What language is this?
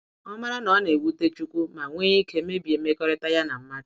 Igbo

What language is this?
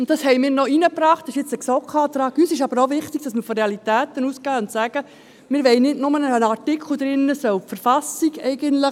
Swiss German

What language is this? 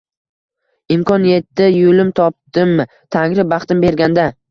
Uzbek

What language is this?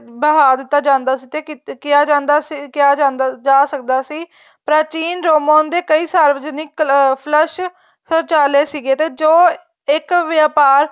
Punjabi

